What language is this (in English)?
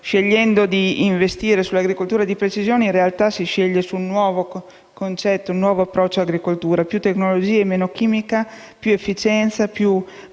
Italian